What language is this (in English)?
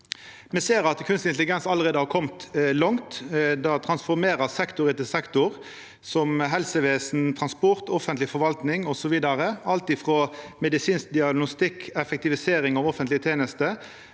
Norwegian